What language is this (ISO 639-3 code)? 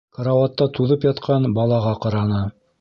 bak